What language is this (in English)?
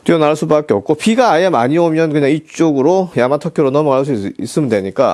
Korean